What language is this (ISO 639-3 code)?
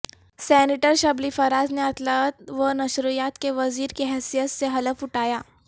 urd